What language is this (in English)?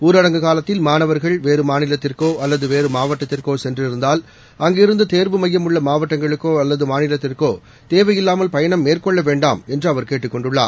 Tamil